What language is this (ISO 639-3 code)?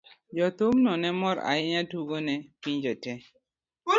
luo